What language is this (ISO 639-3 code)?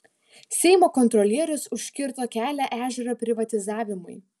lit